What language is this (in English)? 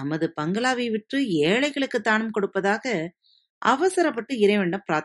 Tamil